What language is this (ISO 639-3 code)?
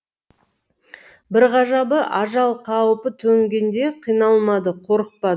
kaz